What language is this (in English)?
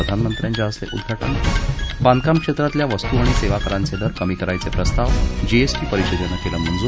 Marathi